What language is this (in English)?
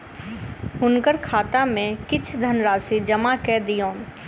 Maithili